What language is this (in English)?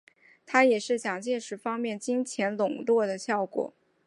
Chinese